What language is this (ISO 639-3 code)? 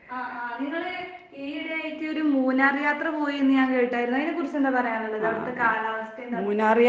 mal